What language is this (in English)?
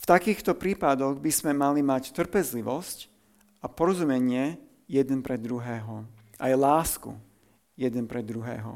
Slovak